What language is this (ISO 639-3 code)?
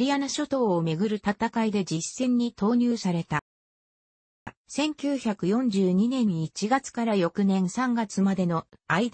jpn